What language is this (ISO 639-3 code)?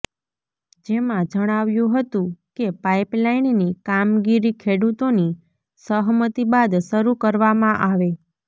guj